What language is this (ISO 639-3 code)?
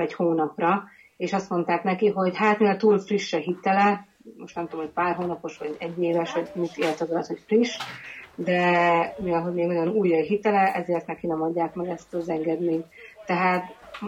hun